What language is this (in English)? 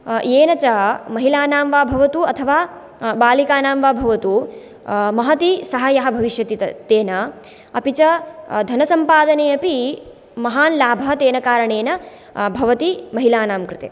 Sanskrit